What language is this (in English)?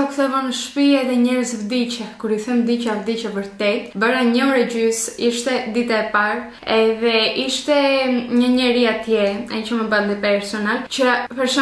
Romanian